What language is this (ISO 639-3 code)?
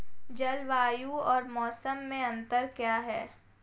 hin